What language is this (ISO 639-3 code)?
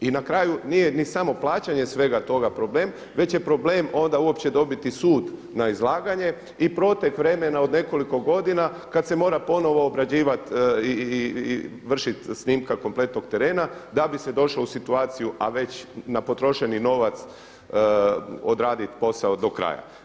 hrv